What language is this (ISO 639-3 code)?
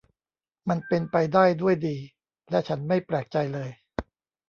tha